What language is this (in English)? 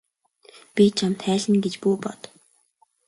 Mongolian